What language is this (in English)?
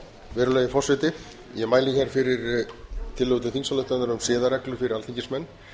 Icelandic